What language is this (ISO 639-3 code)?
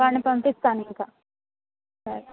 tel